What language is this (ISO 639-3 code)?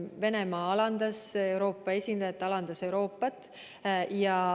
est